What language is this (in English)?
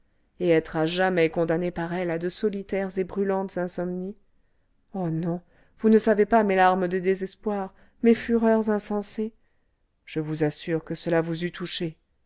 French